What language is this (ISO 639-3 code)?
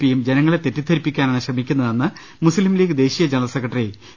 mal